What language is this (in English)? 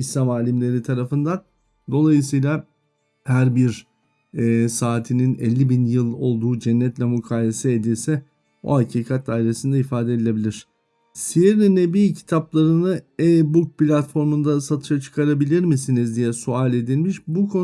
Turkish